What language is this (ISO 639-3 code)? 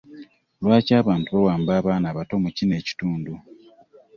lug